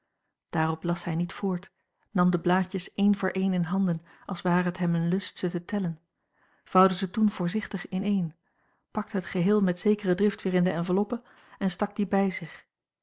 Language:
Dutch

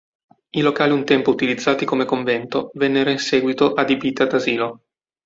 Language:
Italian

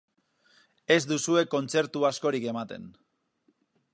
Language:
Basque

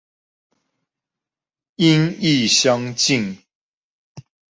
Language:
Chinese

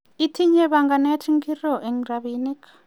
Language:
Kalenjin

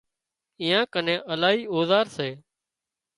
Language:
Wadiyara Koli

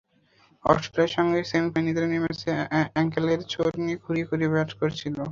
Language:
Bangla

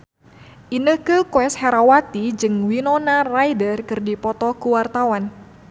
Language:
Sundanese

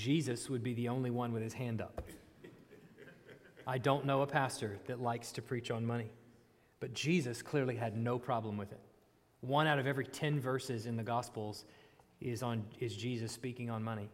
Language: English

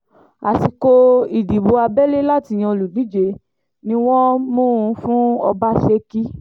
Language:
Yoruba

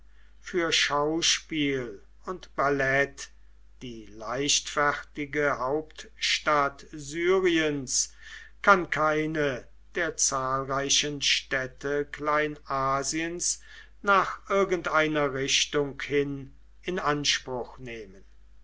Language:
German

